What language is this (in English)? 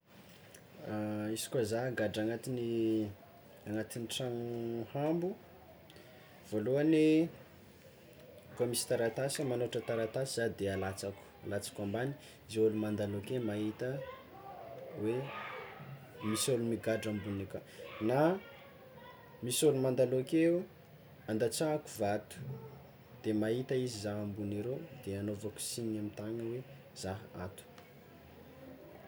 Tsimihety Malagasy